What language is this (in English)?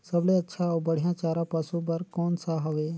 Chhattisgarhi